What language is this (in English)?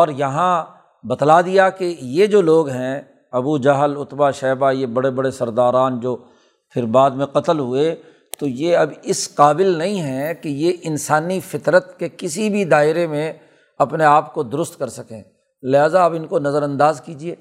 Urdu